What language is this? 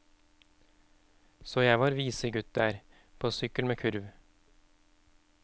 Norwegian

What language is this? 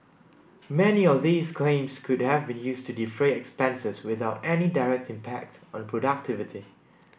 English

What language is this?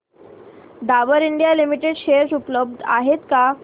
Marathi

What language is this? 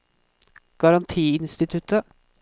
Norwegian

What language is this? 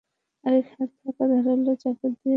Bangla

